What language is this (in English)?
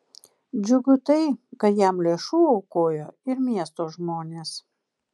Lithuanian